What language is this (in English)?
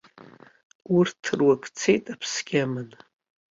Abkhazian